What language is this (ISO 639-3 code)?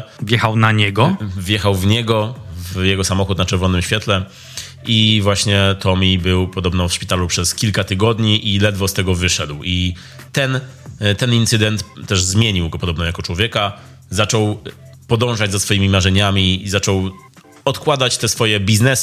pol